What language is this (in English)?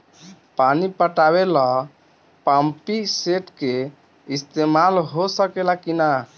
Bhojpuri